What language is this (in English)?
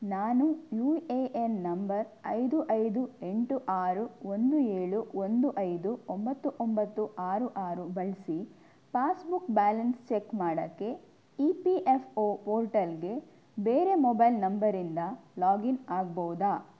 Kannada